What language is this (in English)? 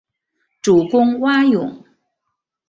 Chinese